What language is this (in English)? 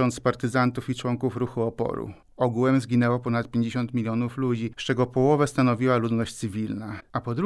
Polish